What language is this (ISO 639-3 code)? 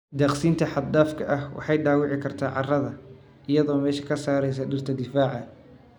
som